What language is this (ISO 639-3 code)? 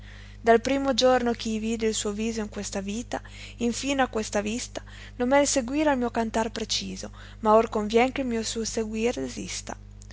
ita